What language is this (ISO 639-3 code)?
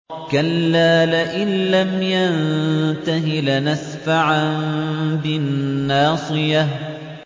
ara